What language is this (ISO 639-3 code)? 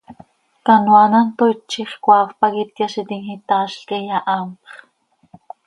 sei